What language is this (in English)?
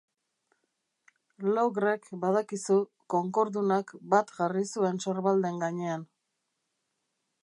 Basque